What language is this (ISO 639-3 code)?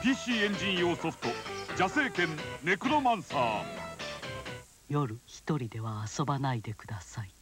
jpn